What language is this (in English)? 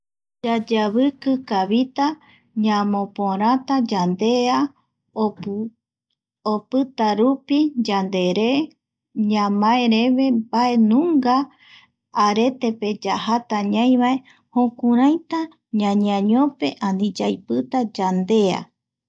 Eastern Bolivian Guaraní